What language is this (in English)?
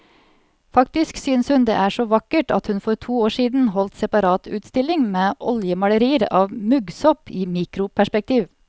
Norwegian